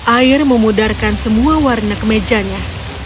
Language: Indonesian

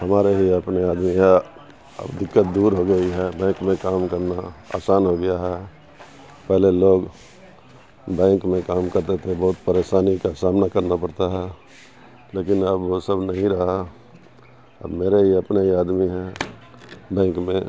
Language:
Urdu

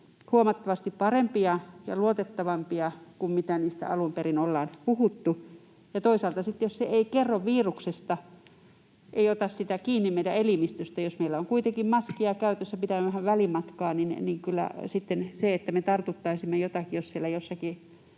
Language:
Finnish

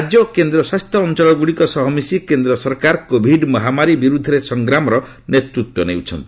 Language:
Odia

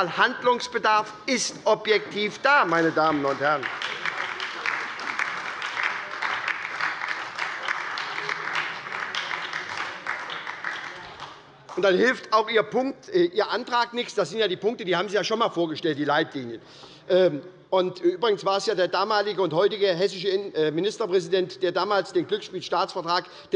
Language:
German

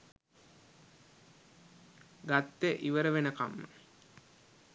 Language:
Sinhala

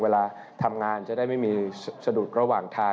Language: Thai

